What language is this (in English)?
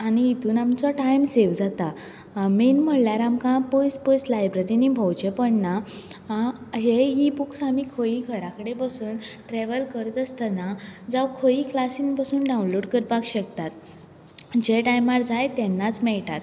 Konkani